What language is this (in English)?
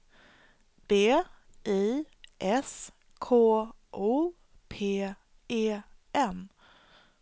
Swedish